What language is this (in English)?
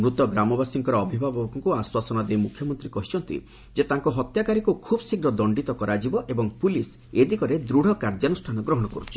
Odia